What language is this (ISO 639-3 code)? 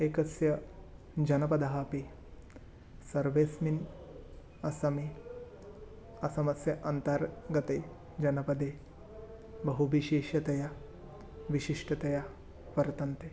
san